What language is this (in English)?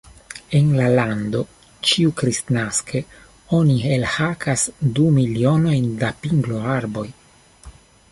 Esperanto